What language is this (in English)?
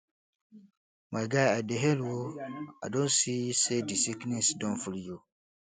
Nigerian Pidgin